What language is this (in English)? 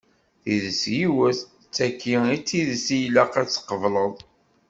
Kabyle